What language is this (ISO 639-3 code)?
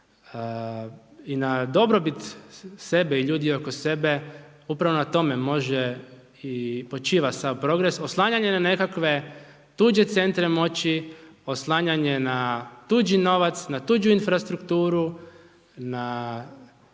hrv